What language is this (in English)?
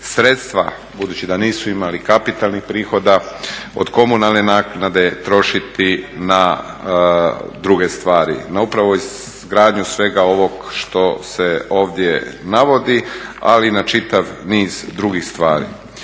Croatian